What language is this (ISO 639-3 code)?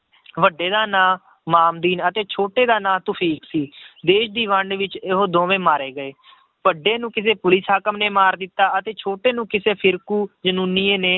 pan